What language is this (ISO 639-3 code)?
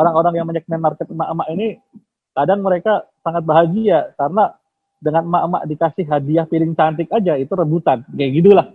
ind